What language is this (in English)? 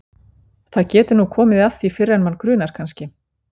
Icelandic